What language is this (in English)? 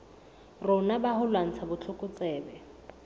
Southern Sotho